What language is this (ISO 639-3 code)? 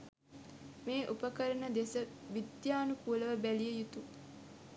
sin